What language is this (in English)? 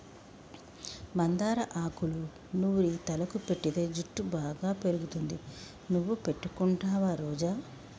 Telugu